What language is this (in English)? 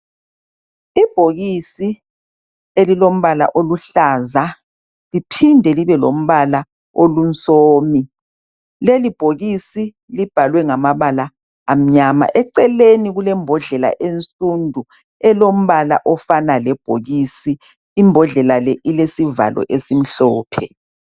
North Ndebele